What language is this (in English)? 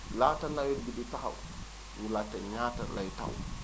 Wolof